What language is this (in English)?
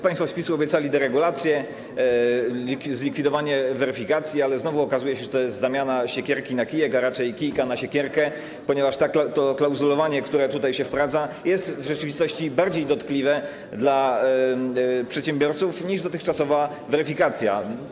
Polish